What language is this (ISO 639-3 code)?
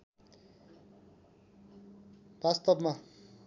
nep